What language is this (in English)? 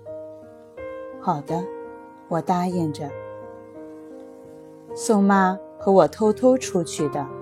Chinese